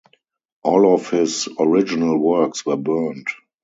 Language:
English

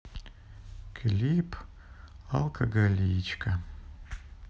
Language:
Russian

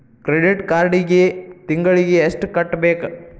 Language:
Kannada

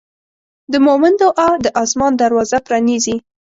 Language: Pashto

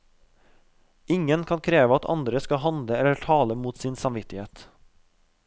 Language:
Norwegian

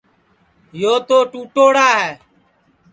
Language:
Sansi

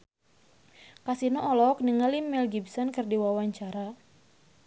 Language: Sundanese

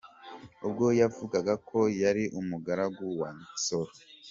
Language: Kinyarwanda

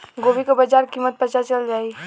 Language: Bhojpuri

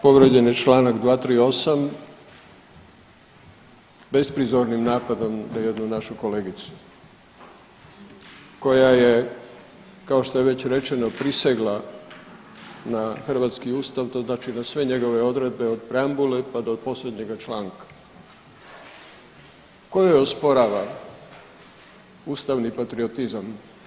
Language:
Croatian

